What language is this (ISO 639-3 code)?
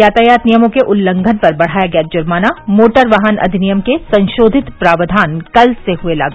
hin